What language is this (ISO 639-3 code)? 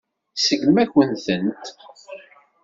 kab